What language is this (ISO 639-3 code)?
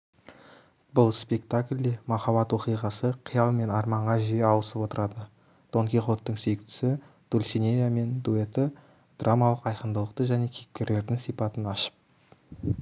kaz